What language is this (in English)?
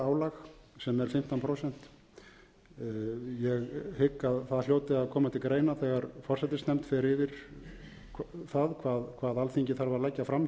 Icelandic